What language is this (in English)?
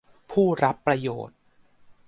Thai